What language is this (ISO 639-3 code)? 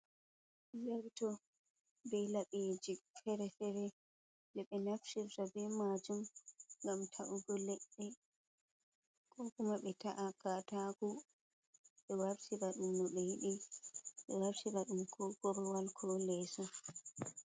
ful